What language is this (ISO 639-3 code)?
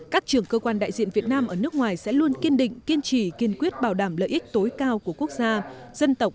vie